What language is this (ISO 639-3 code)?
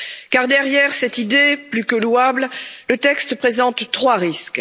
fra